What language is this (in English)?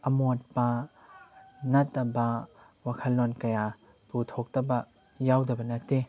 Manipuri